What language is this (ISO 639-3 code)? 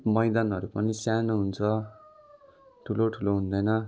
nep